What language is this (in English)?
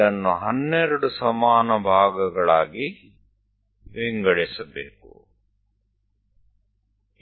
Gujarati